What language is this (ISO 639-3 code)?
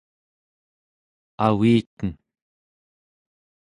esu